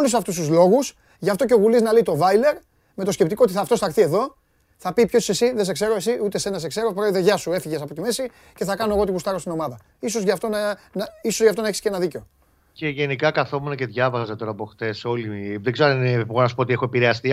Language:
Greek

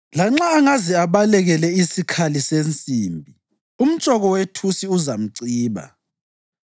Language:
North Ndebele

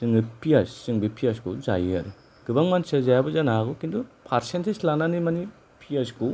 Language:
Bodo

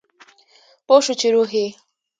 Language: Pashto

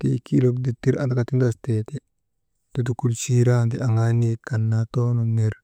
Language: Maba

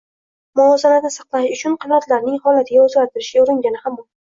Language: Uzbek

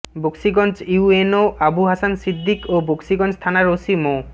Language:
Bangla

